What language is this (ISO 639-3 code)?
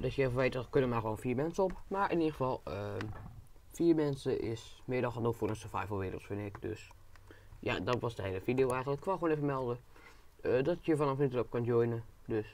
nld